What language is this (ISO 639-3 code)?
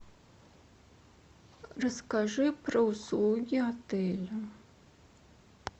rus